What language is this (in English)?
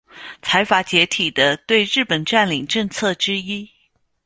Chinese